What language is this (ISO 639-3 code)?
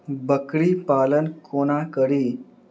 mai